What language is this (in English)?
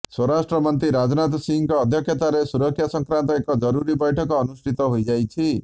Odia